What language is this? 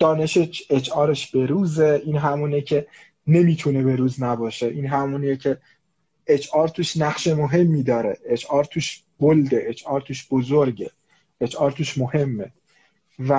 Persian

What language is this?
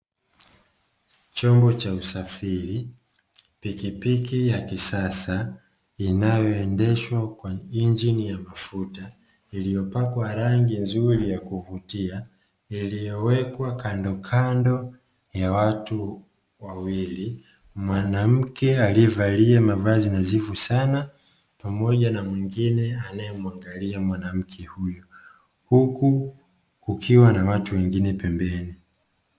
Swahili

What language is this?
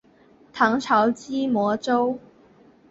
Chinese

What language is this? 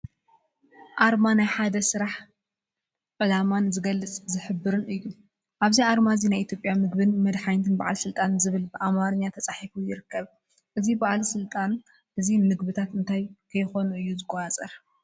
Tigrinya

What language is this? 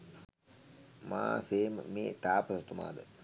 Sinhala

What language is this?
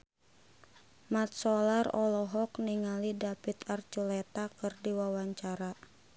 Sundanese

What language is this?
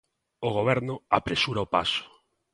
Galician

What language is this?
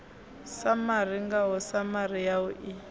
Venda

